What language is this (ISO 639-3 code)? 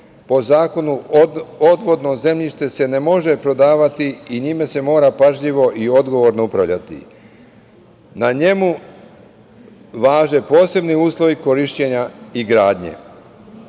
srp